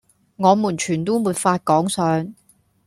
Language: Cantonese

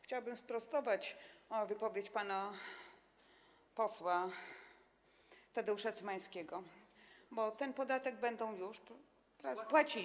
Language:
Polish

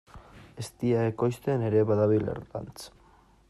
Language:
Basque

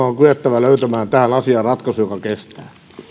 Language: Finnish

